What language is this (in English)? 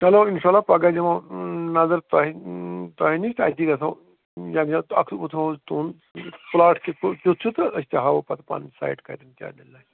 Kashmiri